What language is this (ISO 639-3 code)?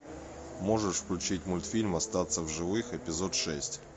rus